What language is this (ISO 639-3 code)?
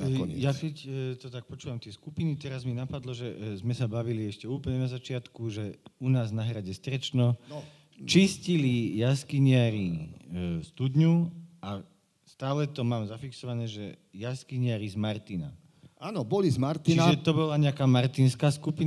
slk